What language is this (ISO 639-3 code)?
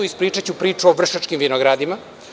srp